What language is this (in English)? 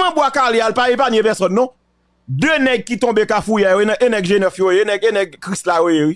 French